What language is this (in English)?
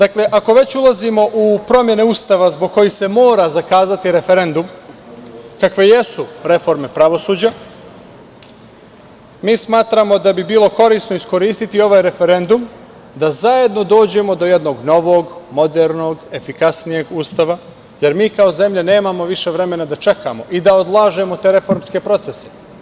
Serbian